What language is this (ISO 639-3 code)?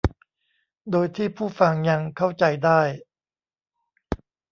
tha